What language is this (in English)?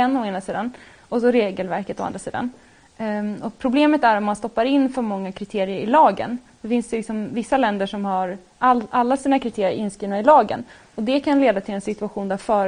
Swedish